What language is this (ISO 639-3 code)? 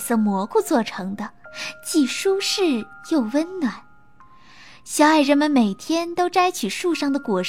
zho